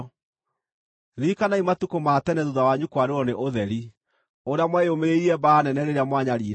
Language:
Kikuyu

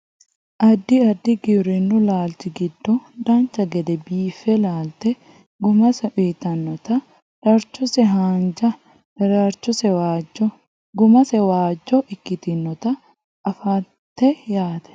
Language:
Sidamo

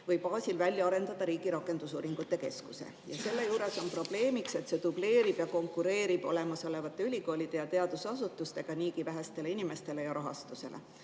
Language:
Estonian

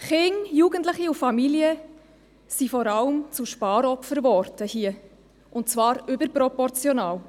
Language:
Swiss German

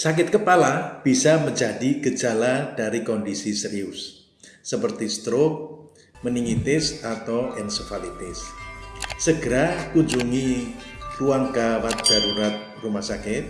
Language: Indonesian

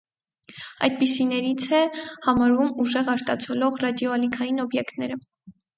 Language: Armenian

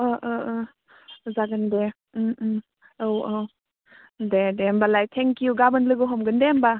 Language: Bodo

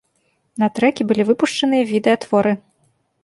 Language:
Belarusian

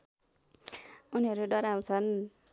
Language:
Nepali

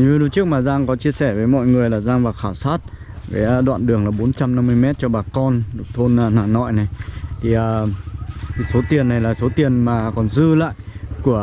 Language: Vietnamese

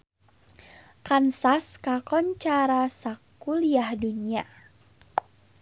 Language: Sundanese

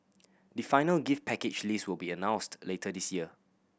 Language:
English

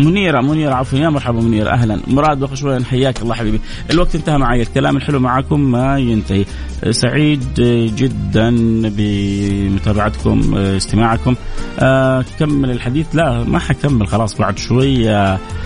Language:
Arabic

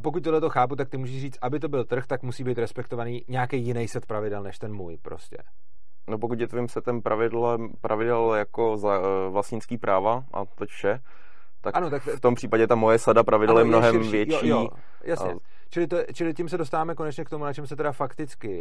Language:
Czech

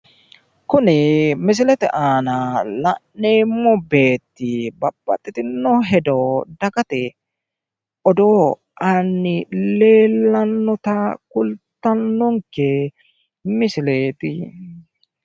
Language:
Sidamo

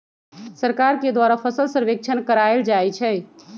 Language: Magahi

